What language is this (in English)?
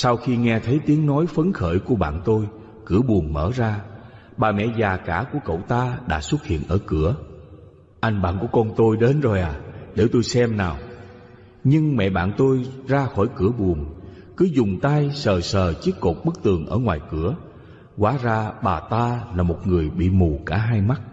Vietnamese